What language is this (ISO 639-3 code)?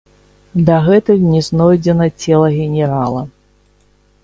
bel